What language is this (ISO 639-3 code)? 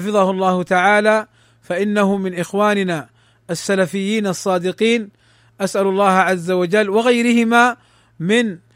ara